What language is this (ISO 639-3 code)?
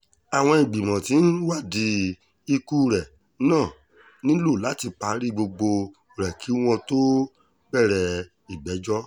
yor